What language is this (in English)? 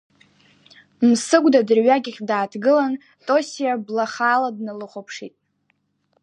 Abkhazian